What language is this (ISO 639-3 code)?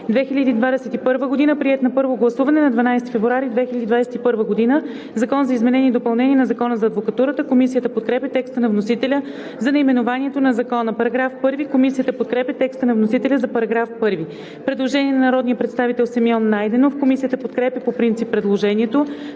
bul